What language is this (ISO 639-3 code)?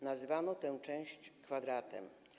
pol